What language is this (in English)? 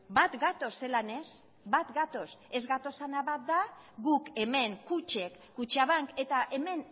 Basque